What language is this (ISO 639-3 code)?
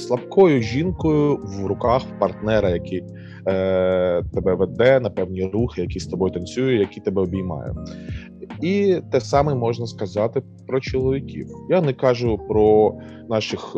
ukr